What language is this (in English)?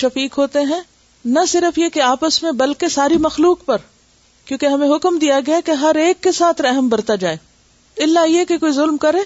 Urdu